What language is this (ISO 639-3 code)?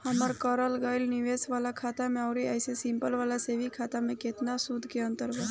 bho